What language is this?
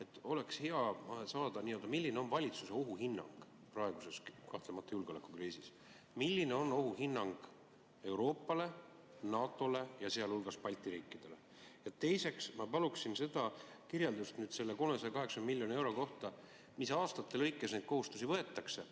Estonian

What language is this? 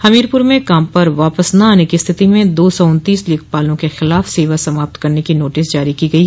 Hindi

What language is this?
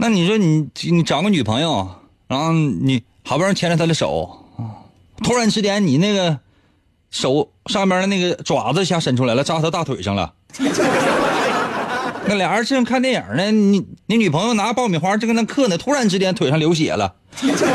Chinese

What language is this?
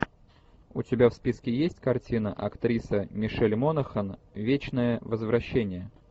Russian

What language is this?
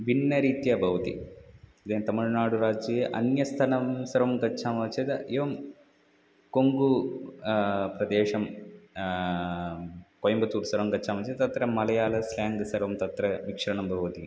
Sanskrit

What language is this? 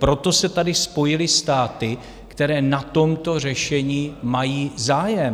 Czech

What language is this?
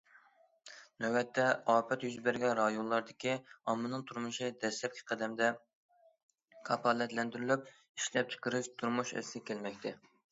Uyghur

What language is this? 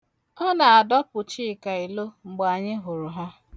Igbo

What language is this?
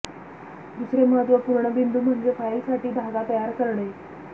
Marathi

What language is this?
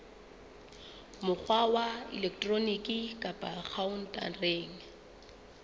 Southern Sotho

